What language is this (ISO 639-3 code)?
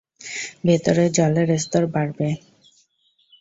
ben